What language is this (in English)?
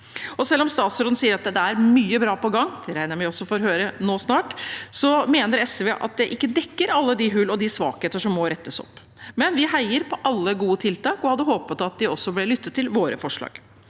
Norwegian